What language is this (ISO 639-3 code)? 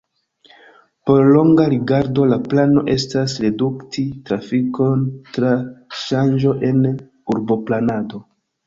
epo